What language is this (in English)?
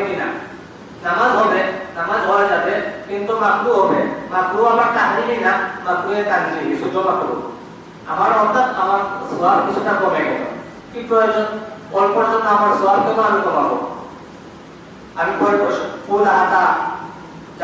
Bangla